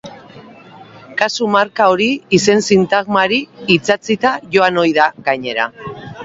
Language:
Basque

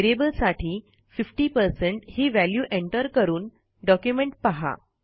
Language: Marathi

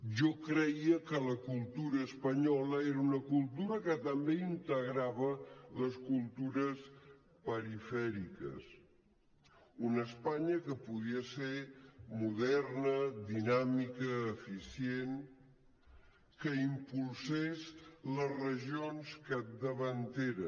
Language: Catalan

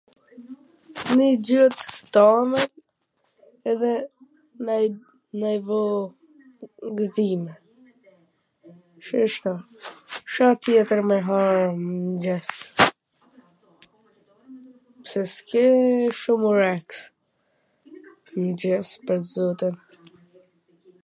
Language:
Gheg Albanian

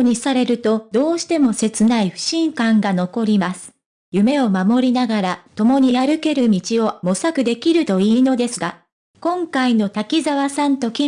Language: Japanese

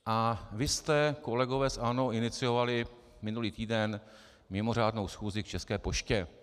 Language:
Czech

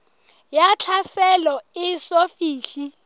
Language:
Southern Sotho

